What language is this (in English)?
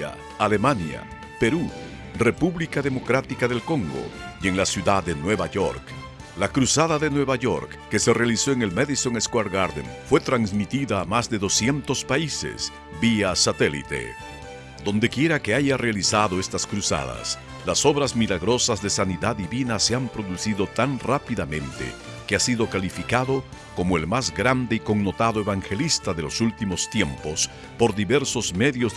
Spanish